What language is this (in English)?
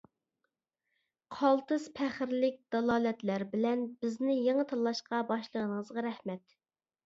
Uyghur